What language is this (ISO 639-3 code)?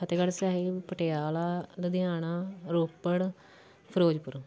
pan